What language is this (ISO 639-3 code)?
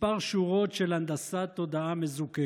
heb